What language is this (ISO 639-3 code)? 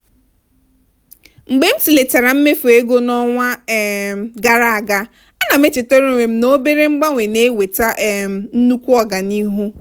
ibo